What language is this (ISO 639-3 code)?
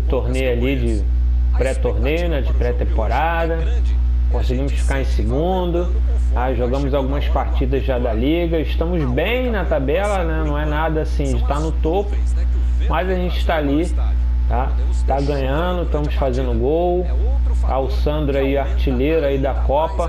por